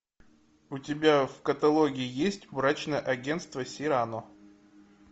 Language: Russian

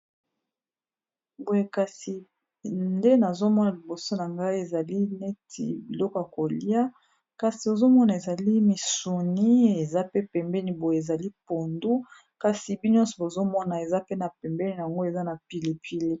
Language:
Lingala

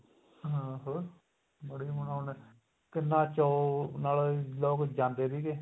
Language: Punjabi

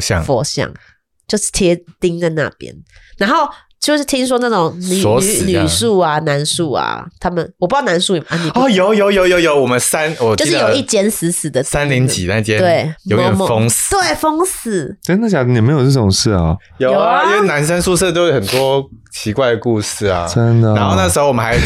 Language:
Chinese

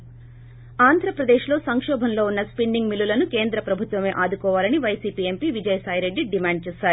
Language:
Telugu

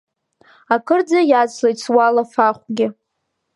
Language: Abkhazian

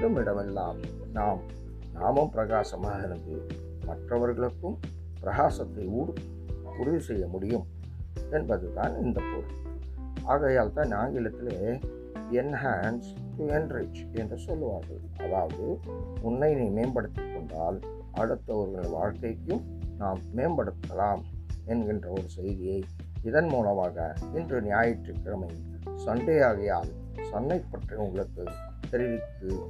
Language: Tamil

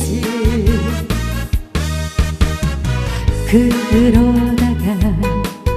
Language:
Korean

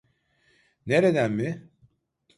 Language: Turkish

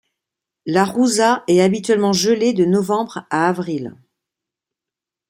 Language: French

